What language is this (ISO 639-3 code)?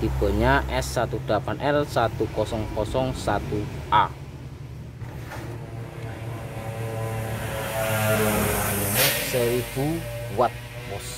ind